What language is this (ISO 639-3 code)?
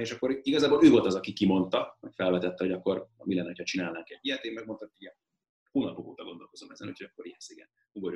hun